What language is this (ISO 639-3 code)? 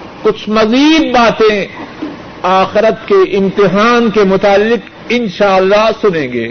urd